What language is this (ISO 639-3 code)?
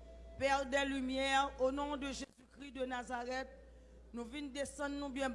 fra